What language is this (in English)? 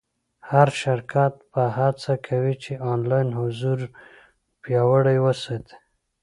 Pashto